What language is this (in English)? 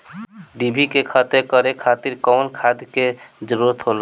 Bhojpuri